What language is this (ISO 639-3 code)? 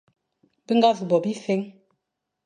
fan